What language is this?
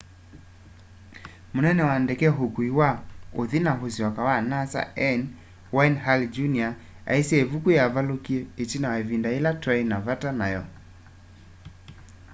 Kamba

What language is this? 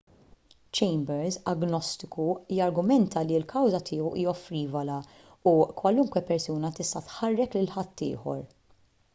Maltese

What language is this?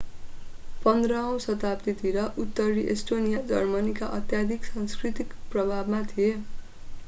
Nepali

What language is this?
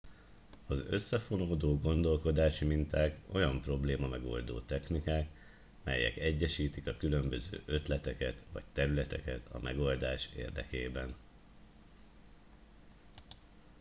Hungarian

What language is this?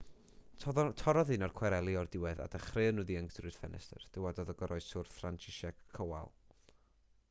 Welsh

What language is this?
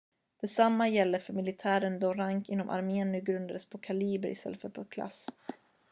Swedish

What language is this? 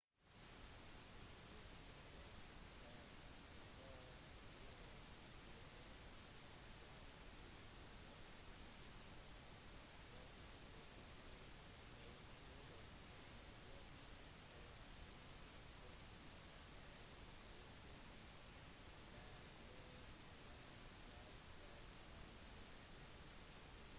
Norwegian Bokmål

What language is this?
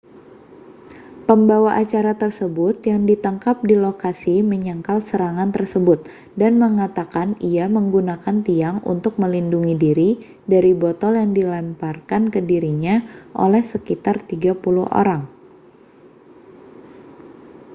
Indonesian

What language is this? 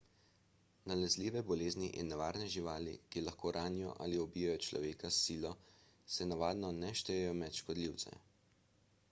Slovenian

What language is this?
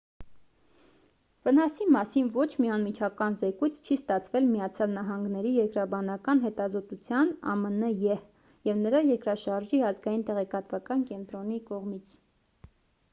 Armenian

